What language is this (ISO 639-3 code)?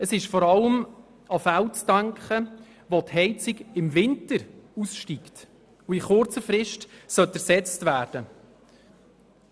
gsw